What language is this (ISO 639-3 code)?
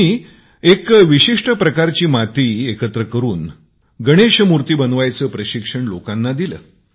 mar